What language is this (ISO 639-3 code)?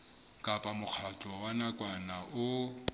sot